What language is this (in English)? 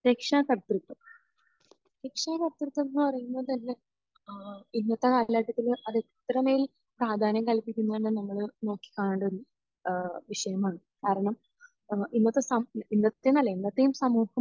Malayalam